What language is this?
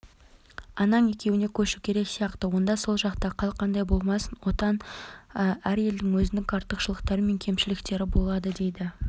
Kazakh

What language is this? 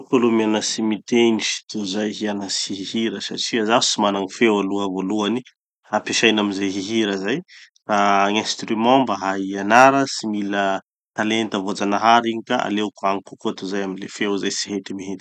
Tanosy Malagasy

